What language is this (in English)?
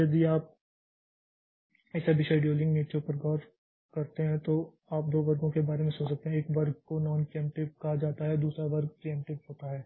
Hindi